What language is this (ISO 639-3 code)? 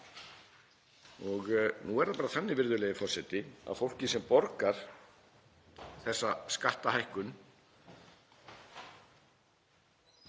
isl